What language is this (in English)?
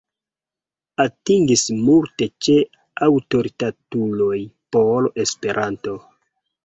Esperanto